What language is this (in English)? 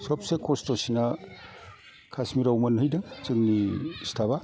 Bodo